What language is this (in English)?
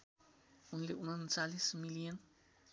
Nepali